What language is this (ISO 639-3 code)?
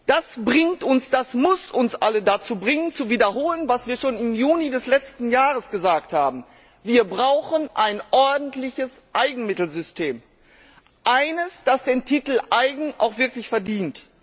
deu